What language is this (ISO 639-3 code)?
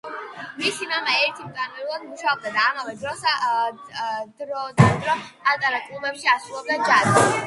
kat